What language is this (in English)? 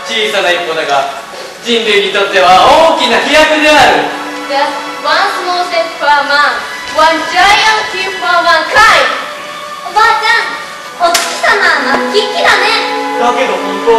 Japanese